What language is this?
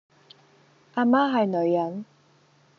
Cantonese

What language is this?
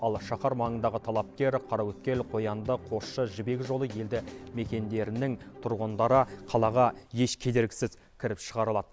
Kazakh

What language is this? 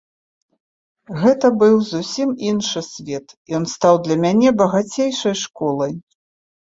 Belarusian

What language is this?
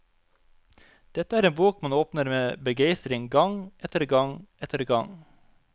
Norwegian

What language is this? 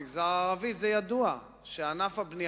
Hebrew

